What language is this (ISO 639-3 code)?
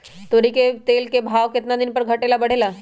mag